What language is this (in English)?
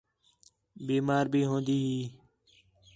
Khetrani